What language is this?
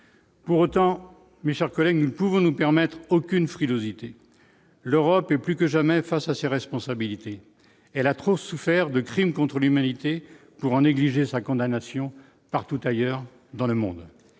French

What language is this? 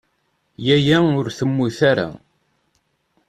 Kabyle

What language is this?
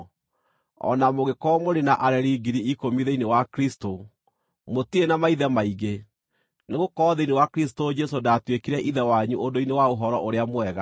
Kikuyu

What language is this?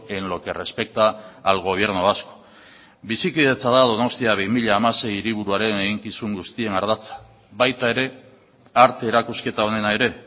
Basque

